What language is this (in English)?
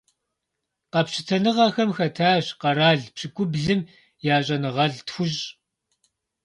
Kabardian